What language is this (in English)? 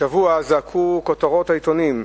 Hebrew